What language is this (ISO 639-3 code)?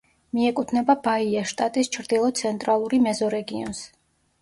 kat